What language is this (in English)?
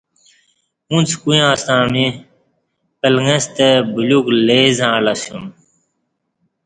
Kati